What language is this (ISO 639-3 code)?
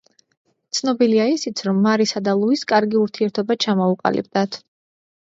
kat